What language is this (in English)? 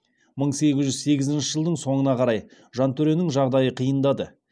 Kazakh